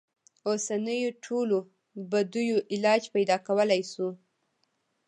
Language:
Pashto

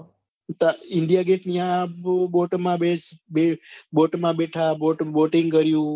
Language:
Gujarati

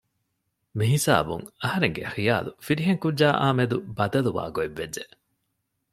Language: Divehi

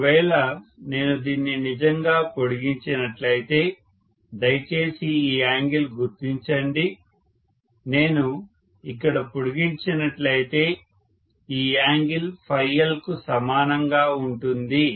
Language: Telugu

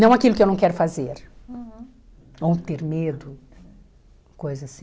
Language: Portuguese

